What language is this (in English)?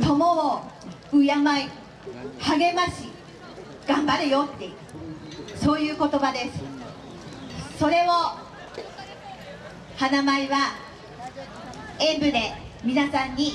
Japanese